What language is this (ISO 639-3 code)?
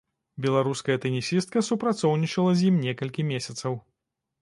bel